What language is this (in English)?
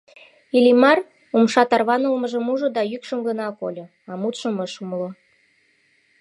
Mari